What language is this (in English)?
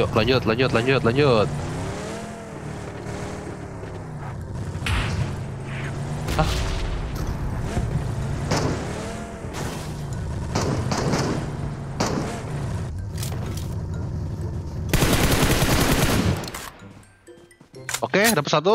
Indonesian